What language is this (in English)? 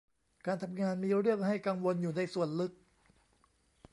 Thai